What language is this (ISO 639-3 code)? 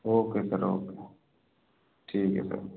hin